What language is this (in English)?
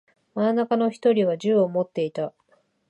Japanese